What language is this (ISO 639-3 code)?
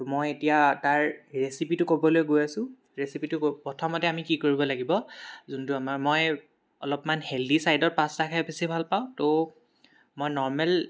asm